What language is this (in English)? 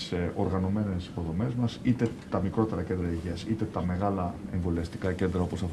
Greek